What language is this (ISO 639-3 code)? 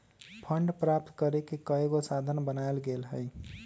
mag